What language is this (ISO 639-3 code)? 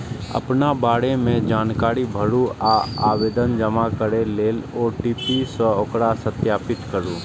mai